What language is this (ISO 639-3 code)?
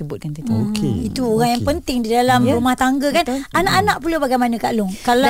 msa